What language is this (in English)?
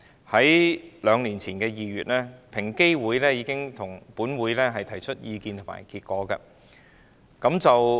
Cantonese